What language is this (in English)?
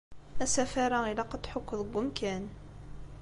Kabyle